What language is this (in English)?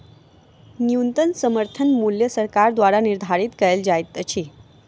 Maithili